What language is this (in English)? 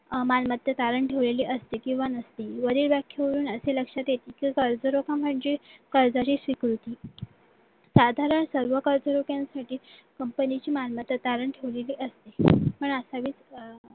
Marathi